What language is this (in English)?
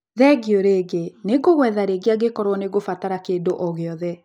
Kikuyu